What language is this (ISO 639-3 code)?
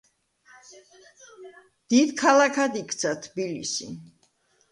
kat